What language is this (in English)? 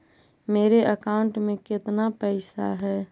Magahi